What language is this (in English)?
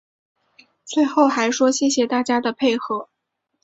Chinese